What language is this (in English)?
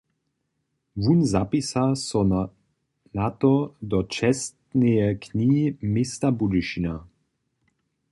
Upper Sorbian